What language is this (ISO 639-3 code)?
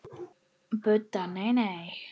isl